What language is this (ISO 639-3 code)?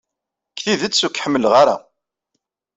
kab